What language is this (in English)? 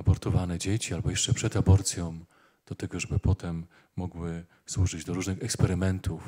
Polish